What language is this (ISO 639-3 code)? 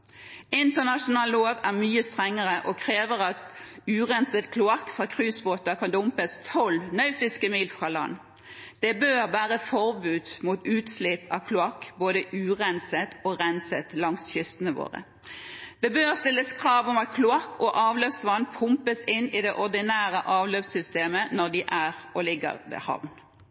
nob